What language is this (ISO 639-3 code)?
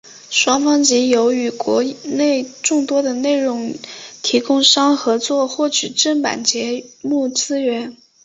zho